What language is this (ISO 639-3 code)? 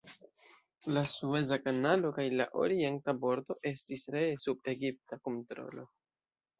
epo